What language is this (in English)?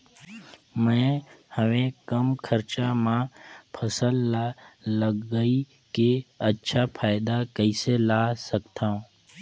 Chhattisgarhi